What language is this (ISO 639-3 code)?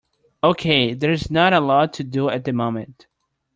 eng